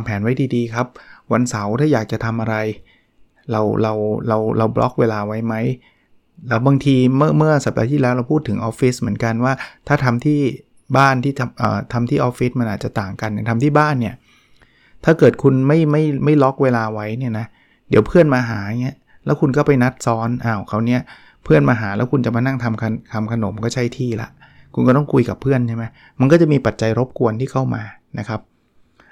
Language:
Thai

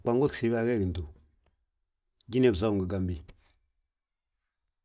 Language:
Balanta-Ganja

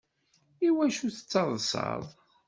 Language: Kabyle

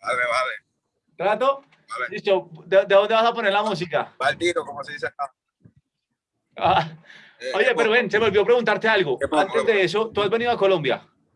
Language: Spanish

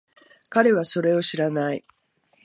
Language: Japanese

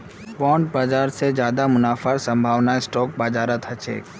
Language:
Magahi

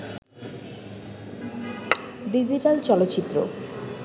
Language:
Bangla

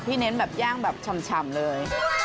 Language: Thai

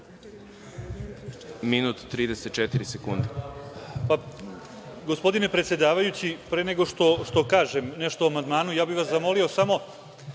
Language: Serbian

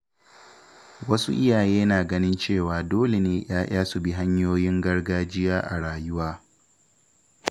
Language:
Hausa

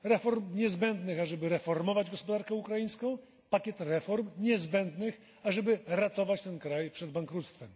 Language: Polish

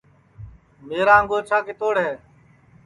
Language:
Sansi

